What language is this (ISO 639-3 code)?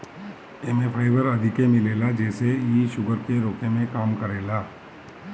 bho